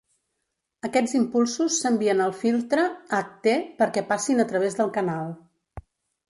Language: Catalan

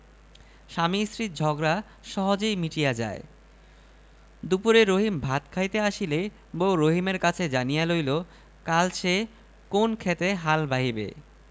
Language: Bangla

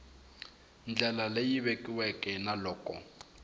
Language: Tsonga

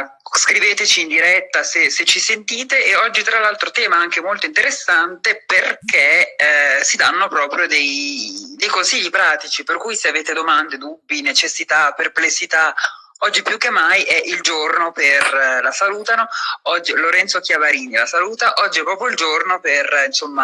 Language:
Italian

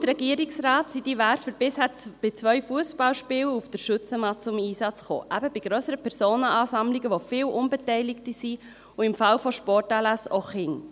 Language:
Swiss German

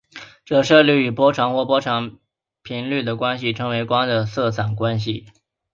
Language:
Chinese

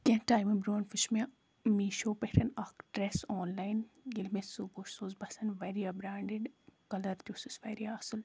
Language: Kashmiri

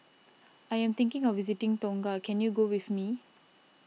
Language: English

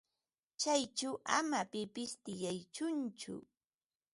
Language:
Ambo-Pasco Quechua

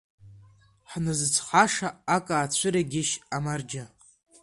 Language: Abkhazian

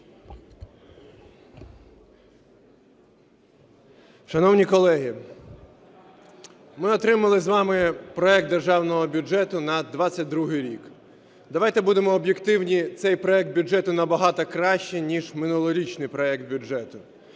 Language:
Ukrainian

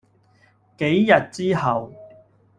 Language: Cantonese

